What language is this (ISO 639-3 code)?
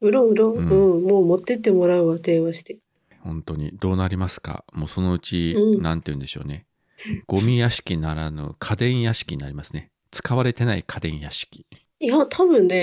jpn